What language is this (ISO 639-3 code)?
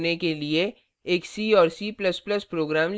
hin